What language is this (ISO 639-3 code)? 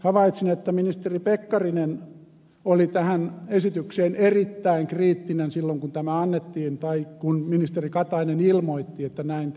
fin